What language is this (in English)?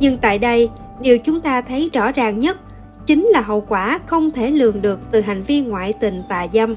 Vietnamese